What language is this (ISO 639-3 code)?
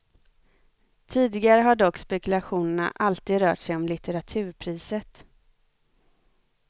swe